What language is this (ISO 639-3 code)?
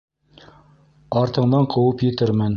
bak